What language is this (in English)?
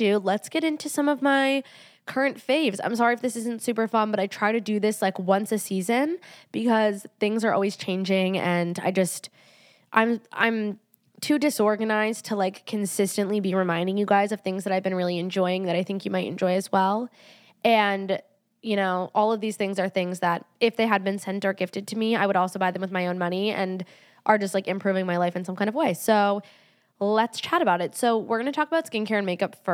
English